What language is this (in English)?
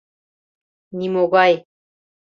Mari